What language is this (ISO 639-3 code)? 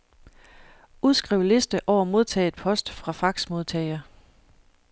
dan